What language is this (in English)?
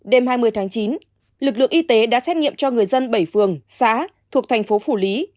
Vietnamese